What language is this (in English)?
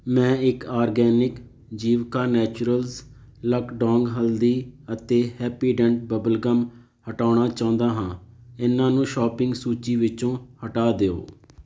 Punjabi